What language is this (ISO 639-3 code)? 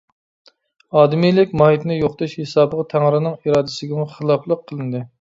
uig